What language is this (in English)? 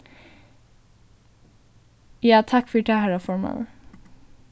Faroese